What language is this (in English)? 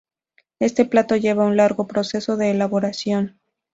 Spanish